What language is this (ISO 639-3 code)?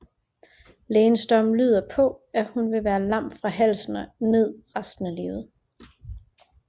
dan